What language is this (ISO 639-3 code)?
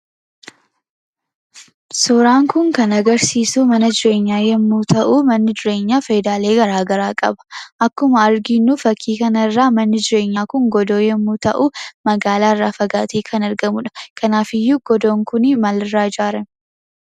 orm